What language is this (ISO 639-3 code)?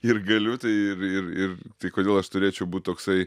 lit